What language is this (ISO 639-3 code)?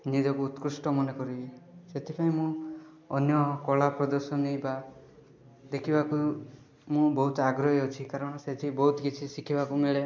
ori